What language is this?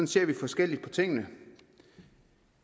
Danish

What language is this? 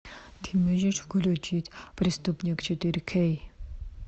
Russian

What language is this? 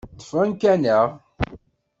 Kabyle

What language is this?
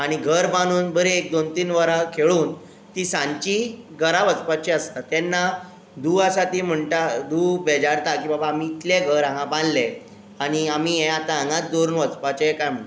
Konkani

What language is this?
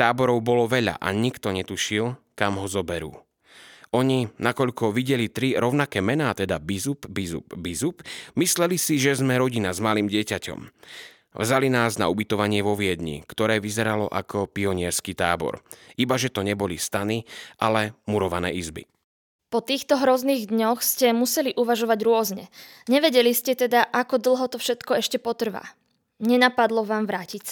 Slovak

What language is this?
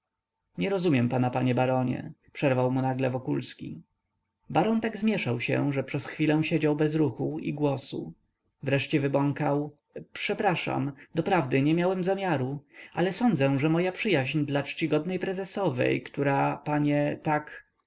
Polish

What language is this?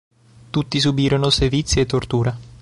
Italian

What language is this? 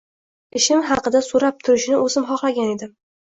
Uzbek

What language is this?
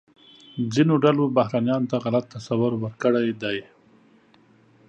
Pashto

